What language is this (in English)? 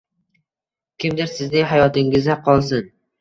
Uzbek